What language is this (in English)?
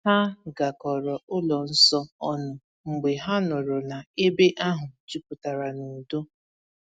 Igbo